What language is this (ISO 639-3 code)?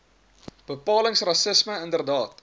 afr